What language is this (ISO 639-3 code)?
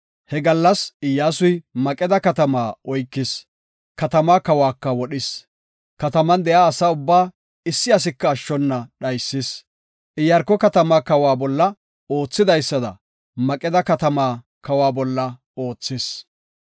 gof